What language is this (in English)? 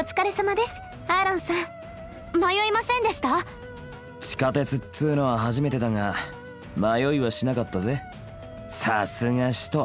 Japanese